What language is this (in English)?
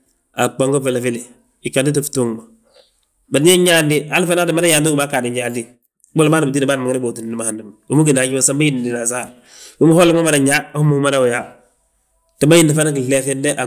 Balanta-Ganja